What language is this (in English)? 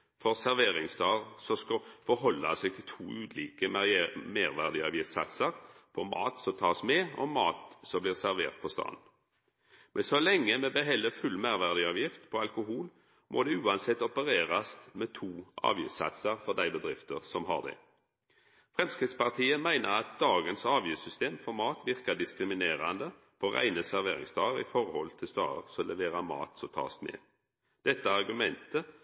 Norwegian Nynorsk